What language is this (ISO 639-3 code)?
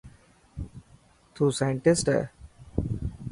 mki